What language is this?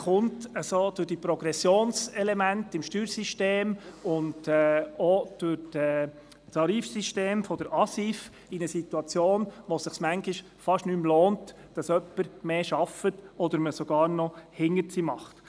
Swiss German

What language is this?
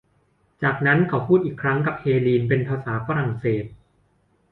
Thai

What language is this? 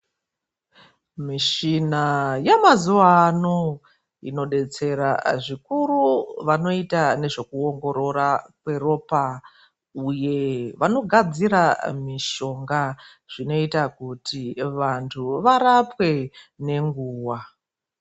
Ndau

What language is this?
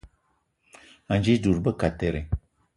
Eton (Cameroon)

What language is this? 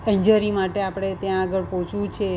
Gujarati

